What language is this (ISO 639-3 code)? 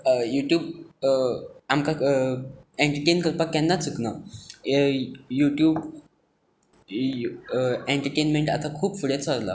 kok